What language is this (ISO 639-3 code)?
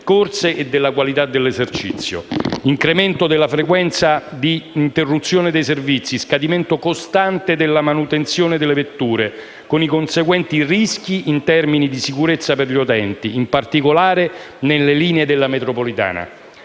ita